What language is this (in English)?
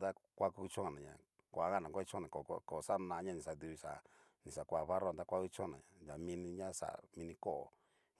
Cacaloxtepec Mixtec